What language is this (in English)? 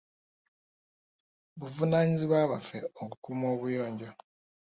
Ganda